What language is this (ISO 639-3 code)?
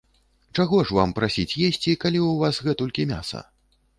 bel